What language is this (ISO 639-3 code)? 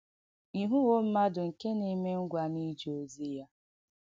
ibo